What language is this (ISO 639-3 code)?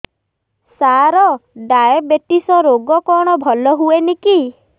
ori